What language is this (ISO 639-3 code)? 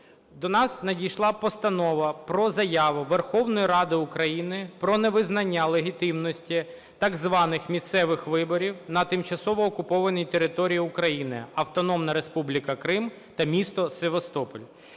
ukr